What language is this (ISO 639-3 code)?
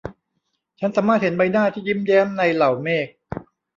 tha